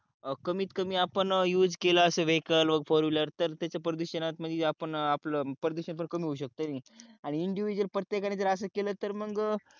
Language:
Marathi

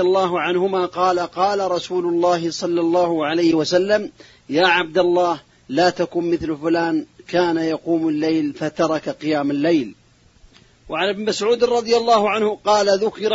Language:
Arabic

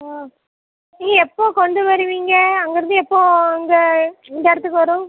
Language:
Tamil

